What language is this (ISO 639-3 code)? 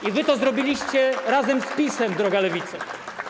pol